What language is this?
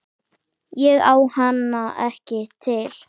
Icelandic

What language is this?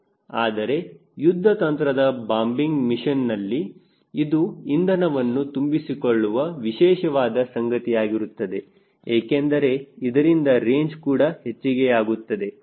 Kannada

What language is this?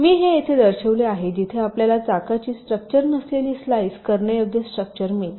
Marathi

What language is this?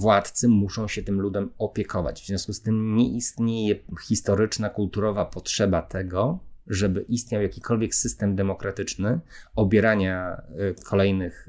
Polish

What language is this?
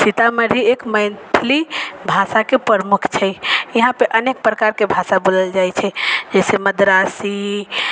Maithili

